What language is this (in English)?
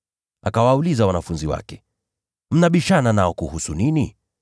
Swahili